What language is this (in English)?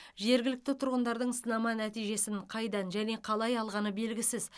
Kazakh